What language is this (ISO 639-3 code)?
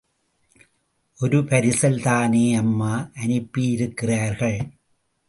tam